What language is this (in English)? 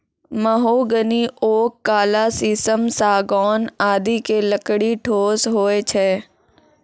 Maithili